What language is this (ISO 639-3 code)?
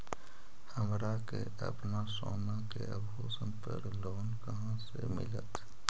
mag